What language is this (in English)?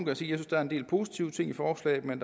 Danish